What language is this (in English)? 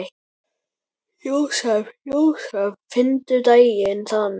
Icelandic